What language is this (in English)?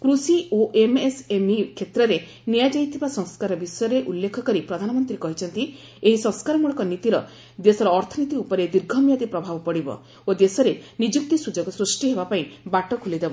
Odia